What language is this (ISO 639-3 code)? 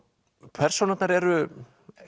isl